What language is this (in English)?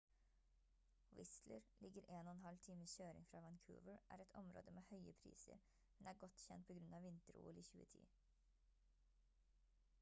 Norwegian Bokmål